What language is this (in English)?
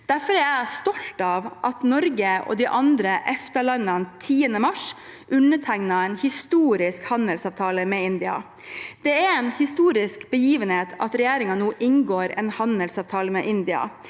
Norwegian